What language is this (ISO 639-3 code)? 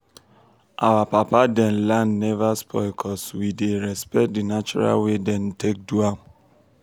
pcm